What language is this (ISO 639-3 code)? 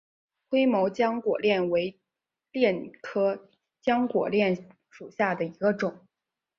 zho